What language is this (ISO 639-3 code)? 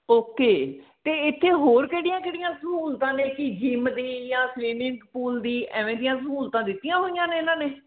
pan